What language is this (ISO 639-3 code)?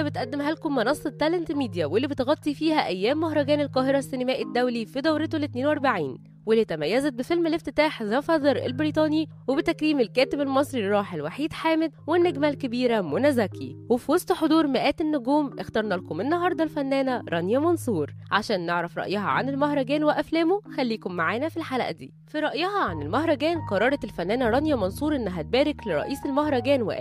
ara